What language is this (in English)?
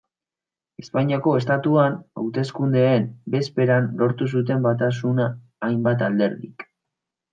Basque